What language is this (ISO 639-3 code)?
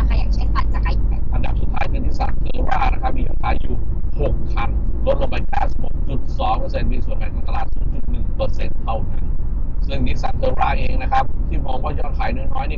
tha